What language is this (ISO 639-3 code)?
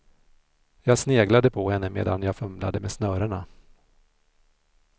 swe